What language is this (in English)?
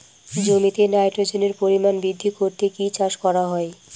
Bangla